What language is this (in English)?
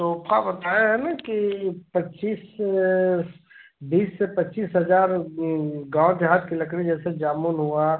Hindi